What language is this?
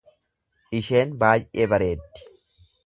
Oromo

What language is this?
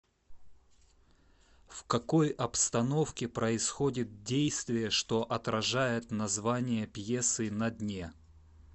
Russian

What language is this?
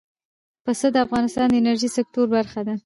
Pashto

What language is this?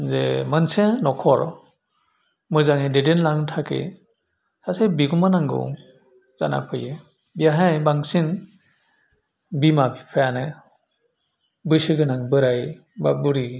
Bodo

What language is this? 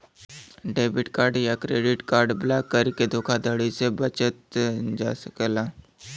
Bhojpuri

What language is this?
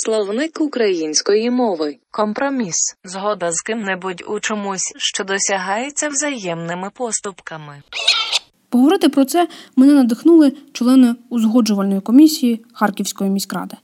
Ukrainian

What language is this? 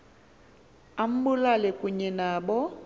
Xhosa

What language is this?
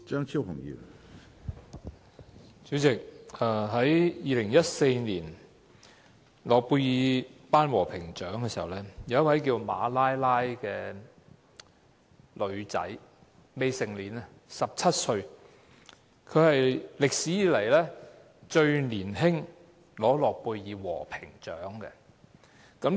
Cantonese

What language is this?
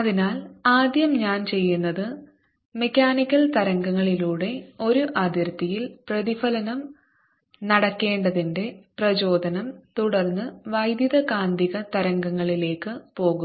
Malayalam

